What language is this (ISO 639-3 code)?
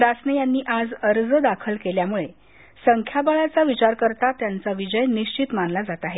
mar